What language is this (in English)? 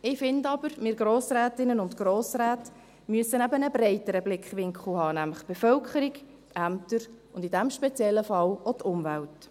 Swiss German